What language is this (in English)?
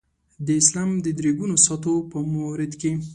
Pashto